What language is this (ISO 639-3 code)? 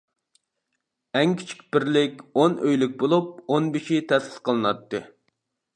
uig